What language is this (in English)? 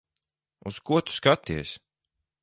Latvian